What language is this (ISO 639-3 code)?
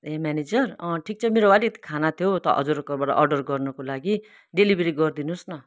nep